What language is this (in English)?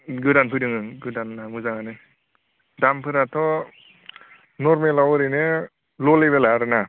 Bodo